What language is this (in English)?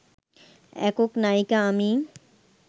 Bangla